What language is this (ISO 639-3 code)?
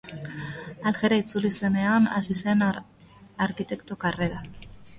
eus